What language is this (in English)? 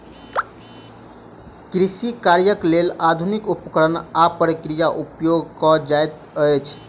Maithili